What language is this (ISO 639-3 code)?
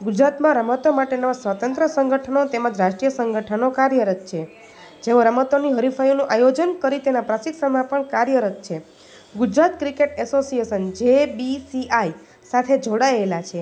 guj